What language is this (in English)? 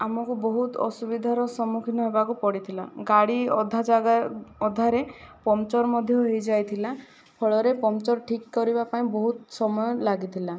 Odia